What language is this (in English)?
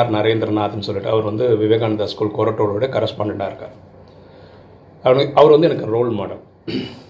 Tamil